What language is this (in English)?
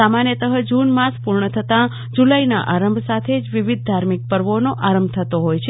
Gujarati